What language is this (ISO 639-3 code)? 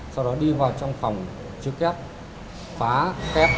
vie